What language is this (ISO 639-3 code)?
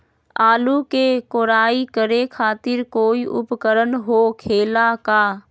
mag